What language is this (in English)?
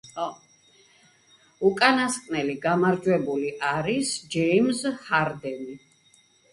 Georgian